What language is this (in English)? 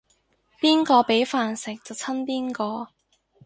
Cantonese